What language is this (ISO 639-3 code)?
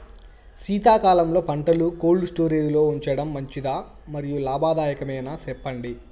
tel